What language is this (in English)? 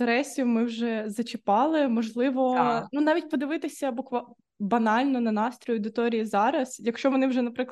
Ukrainian